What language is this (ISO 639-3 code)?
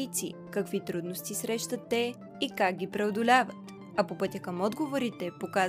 bul